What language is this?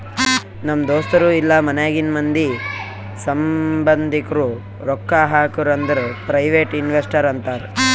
Kannada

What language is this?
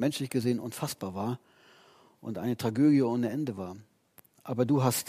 German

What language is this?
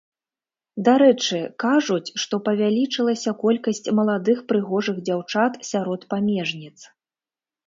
Belarusian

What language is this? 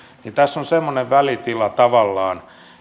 Finnish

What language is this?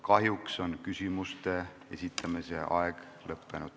Estonian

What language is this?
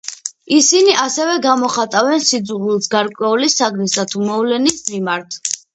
Georgian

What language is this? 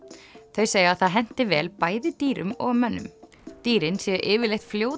Icelandic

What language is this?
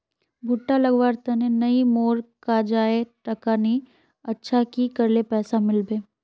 Magahi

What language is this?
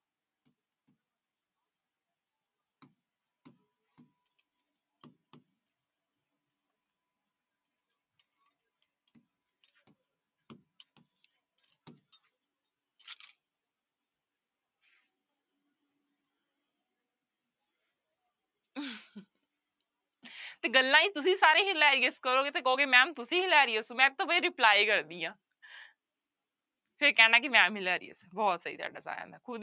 Punjabi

